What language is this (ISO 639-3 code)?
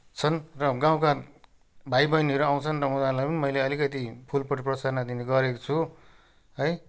nep